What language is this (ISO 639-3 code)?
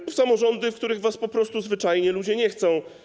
pol